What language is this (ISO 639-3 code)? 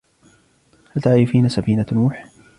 ara